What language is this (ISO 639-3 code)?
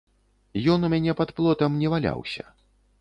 bel